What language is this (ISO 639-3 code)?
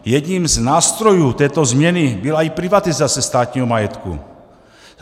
ces